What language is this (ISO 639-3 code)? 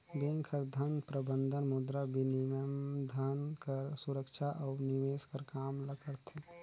hne